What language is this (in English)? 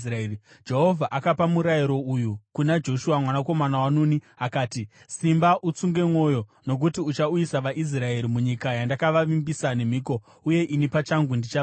Shona